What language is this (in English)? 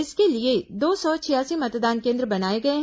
Hindi